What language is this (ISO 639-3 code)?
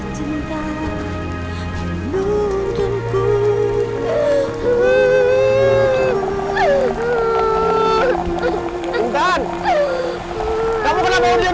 ind